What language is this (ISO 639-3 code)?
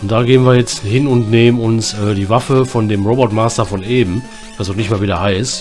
deu